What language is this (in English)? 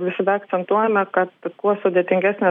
Lithuanian